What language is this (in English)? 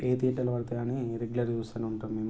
Telugu